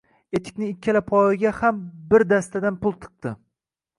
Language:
Uzbek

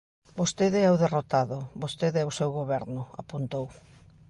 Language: Galician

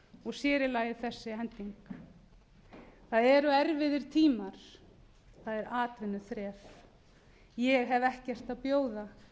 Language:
Icelandic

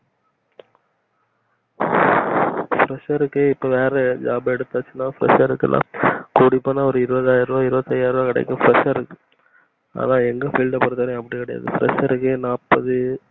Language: Tamil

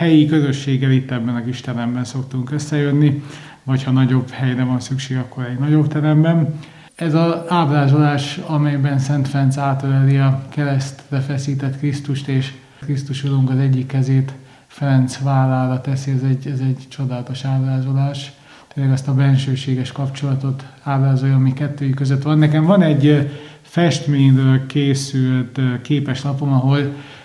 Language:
Hungarian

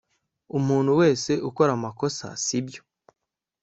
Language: Kinyarwanda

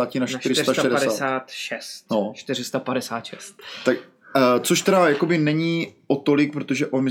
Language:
Czech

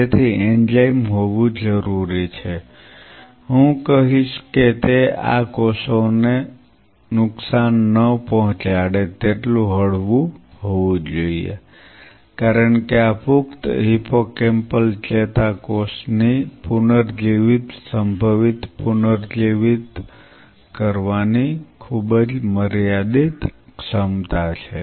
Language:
Gujarati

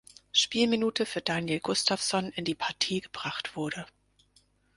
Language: German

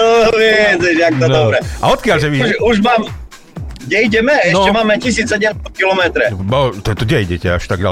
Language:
Slovak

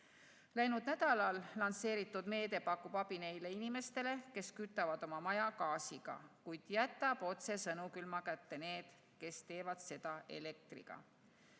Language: Estonian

